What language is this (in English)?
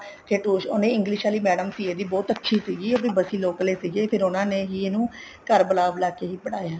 Punjabi